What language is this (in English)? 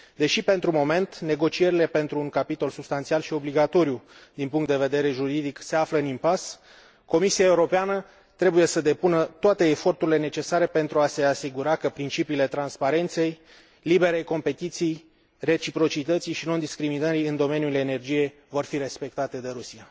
Romanian